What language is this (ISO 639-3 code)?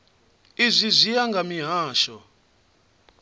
ven